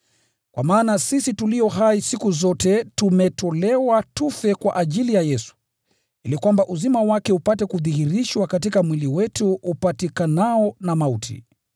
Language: Swahili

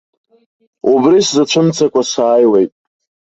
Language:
Abkhazian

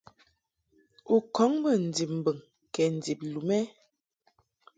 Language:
Mungaka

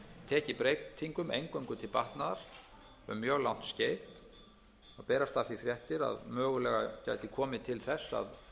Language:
Icelandic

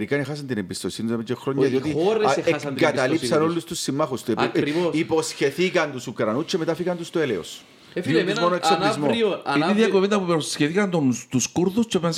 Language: Greek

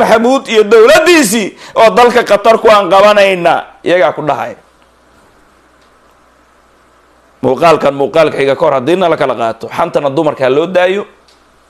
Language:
Arabic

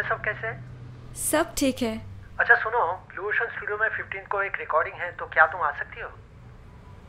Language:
Hindi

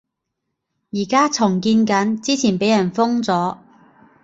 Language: Cantonese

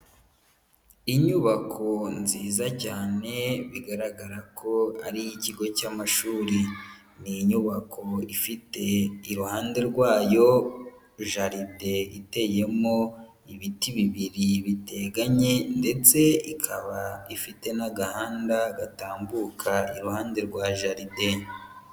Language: Kinyarwanda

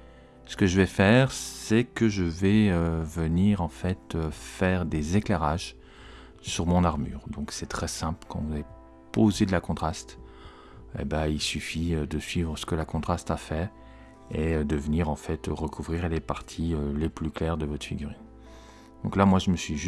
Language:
French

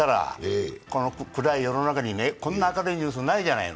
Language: Japanese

